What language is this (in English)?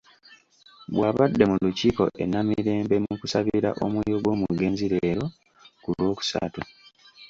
Ganda